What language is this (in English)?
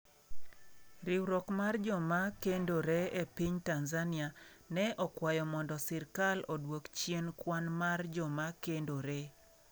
Luo (Kenya and Tanzania)